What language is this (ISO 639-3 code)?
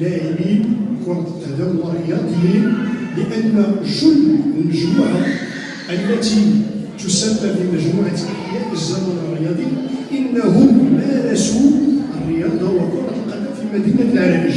ara